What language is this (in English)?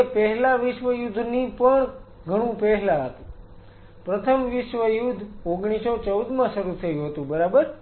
Gujarati